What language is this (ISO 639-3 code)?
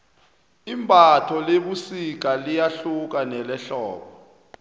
nbl